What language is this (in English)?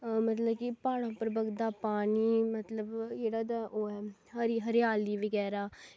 Dogri